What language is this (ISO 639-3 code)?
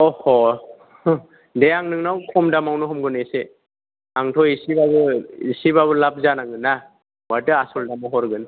brx